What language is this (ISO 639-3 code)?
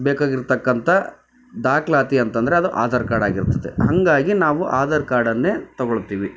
kan